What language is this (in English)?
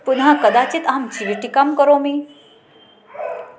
Sanskrit